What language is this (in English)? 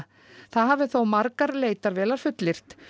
Icelandic